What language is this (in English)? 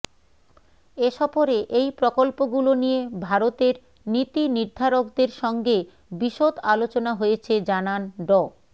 Bangla